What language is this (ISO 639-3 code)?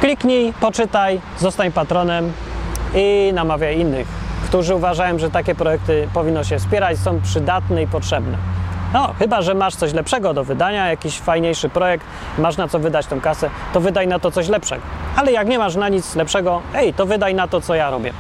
pol